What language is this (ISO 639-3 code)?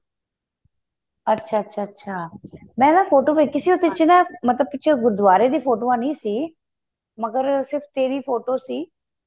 pan